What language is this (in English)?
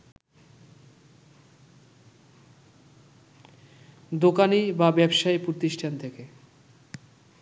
Bangla